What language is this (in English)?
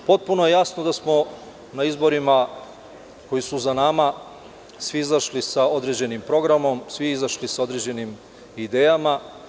Serbian